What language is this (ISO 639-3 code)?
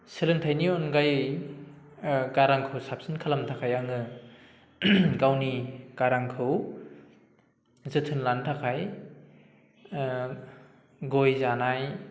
brx